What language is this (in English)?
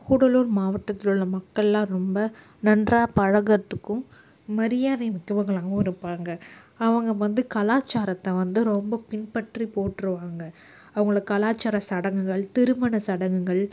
Tamil